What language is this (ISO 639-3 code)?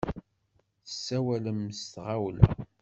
kab